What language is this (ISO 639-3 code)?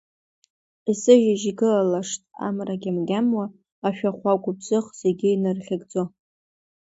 abk